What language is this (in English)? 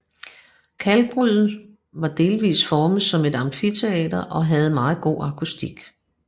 Danish